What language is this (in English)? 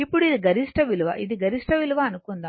Telugu